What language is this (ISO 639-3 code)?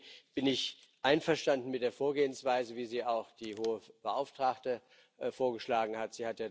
deu